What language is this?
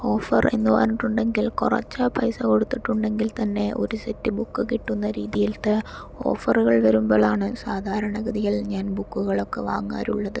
Malayalam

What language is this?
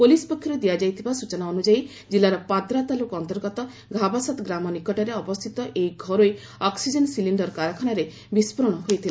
Odia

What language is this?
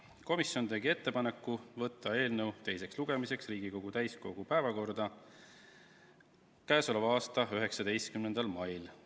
Estonian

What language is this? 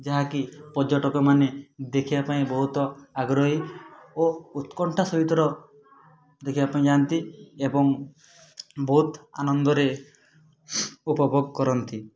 Odia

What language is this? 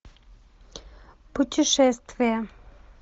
Russian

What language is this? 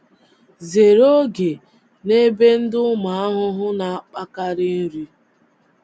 Igbo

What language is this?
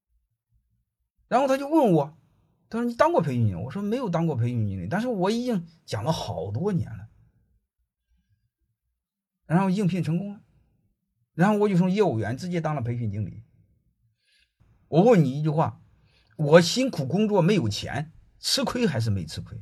Chinese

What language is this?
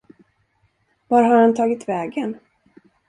Swedish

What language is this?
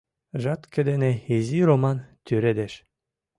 Mari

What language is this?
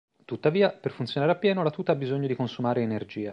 Italian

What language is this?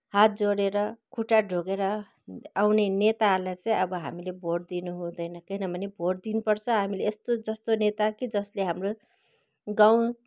Nepali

